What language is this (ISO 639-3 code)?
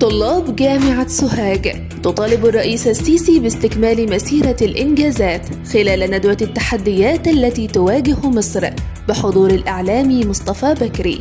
ara